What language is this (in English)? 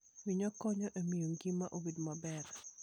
Luo (Kenya and Tanzania)